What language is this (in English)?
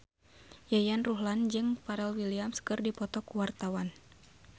Sundanese